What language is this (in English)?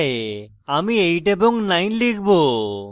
Bangla